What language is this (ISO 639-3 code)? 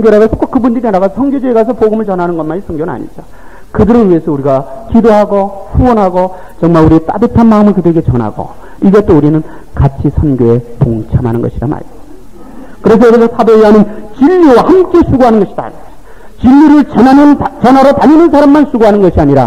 kor